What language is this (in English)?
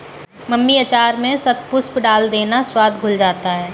Hindi